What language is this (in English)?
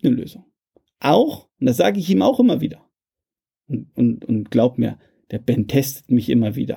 German